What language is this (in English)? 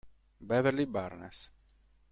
Italian